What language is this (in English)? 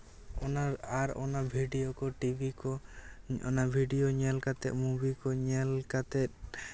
Santali